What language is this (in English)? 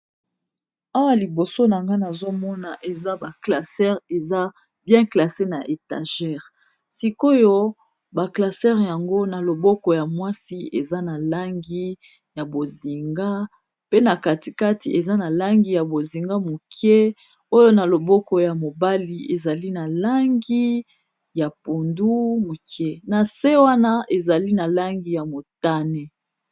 Lingala